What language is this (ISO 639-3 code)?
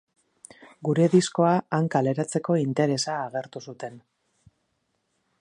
eus